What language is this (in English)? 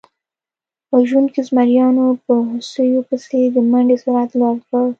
Pashto